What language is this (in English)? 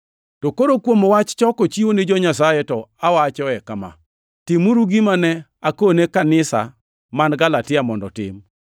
Luo (Kenya and Tanzania)